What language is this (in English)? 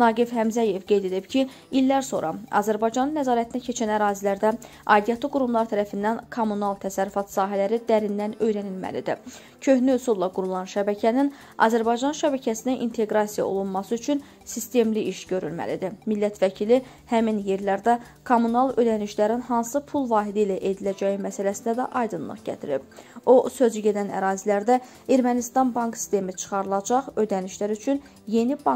Turkish